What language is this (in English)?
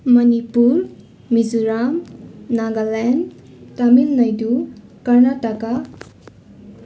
Nepali